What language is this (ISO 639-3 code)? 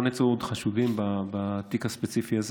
heb